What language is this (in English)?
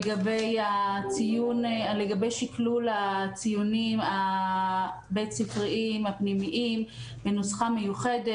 Hebrew